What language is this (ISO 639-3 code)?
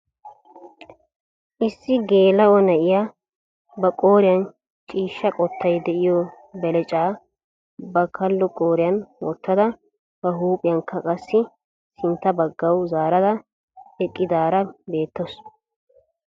wal